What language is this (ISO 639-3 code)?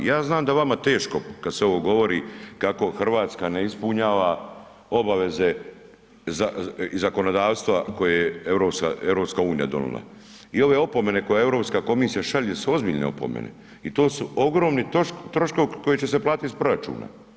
hrv